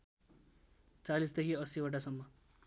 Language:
Nepali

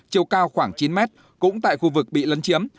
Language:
Vietnamese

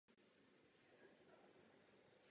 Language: Czech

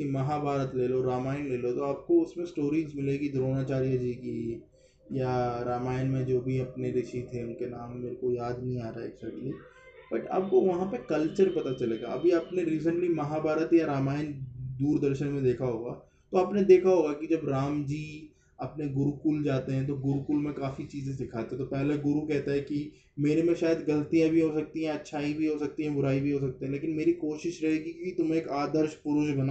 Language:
Hindi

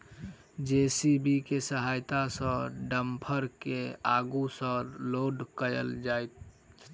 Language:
Maithili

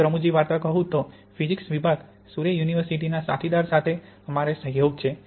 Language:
Gujarati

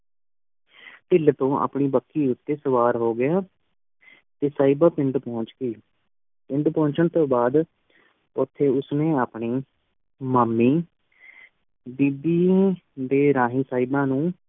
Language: Punjabi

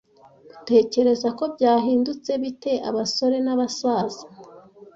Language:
Kinyarwanda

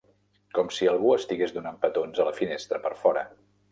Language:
Catalan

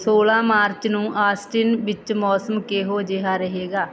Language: Punjabi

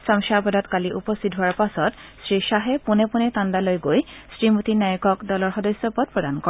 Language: Assamese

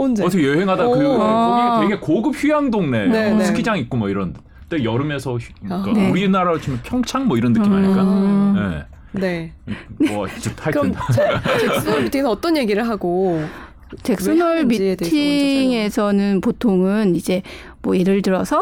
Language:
Korean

